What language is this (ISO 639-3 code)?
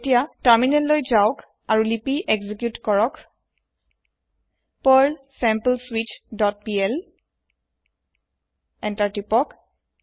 asm